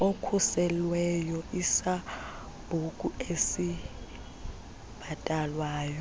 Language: Xhosa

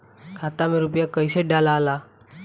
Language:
Bhojpuri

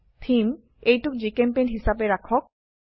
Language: Assamese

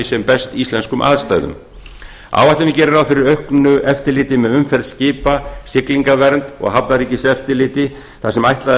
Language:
Icelandic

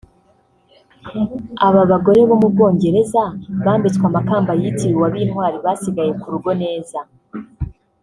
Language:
Kinyarwanda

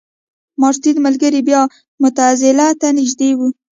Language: Pashto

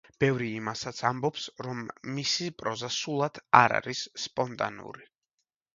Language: Georgian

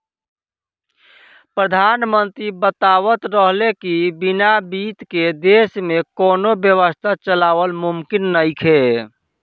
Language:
Bhojpuri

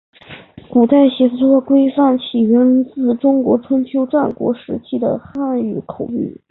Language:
Chinese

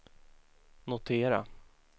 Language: Swedish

